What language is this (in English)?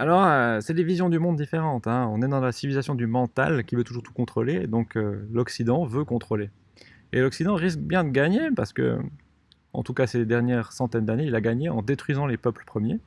French